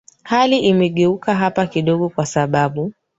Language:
Swahili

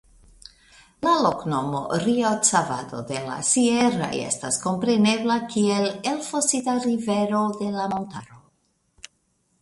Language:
Esperanto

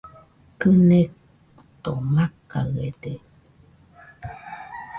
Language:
Nüpode Huitoto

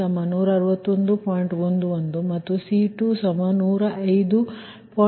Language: Kannada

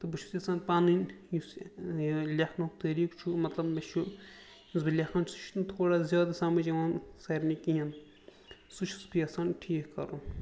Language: Kashmiri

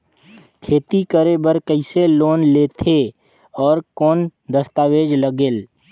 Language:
Chhattisgarhi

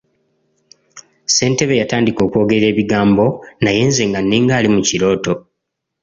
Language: Ganda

